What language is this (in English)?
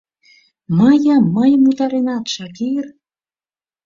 Mari